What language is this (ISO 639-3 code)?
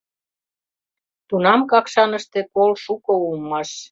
chm